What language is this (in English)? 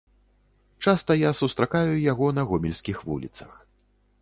Belarusian